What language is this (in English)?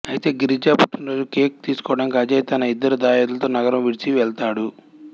Telugu